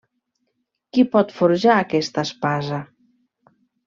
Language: Catalan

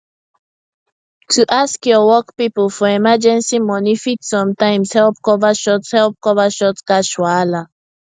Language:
Nigerian Pidgin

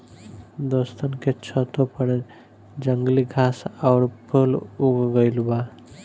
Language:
Bhojpuri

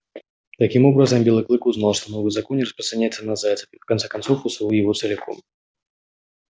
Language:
Russian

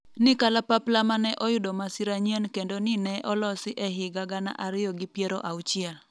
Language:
Luo (Kenya and Tanzania)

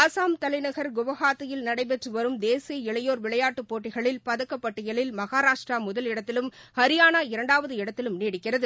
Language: Tamil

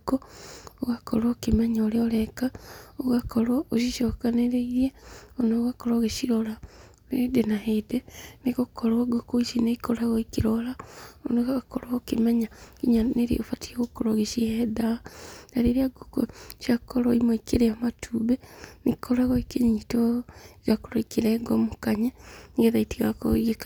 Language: Kikuyu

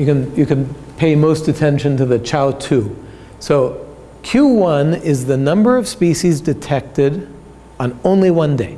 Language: English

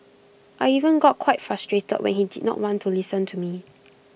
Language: English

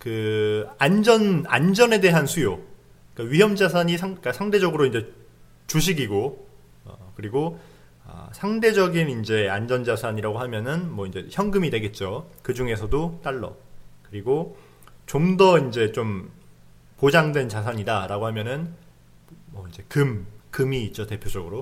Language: Korean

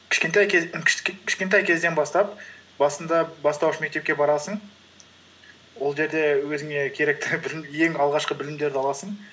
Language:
Kazakh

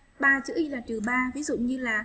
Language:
Vietnamese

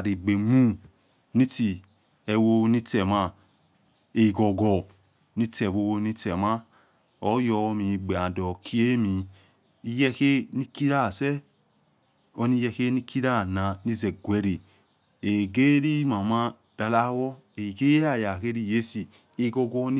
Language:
Yekhee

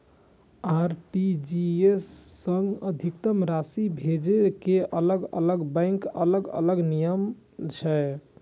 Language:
Maithili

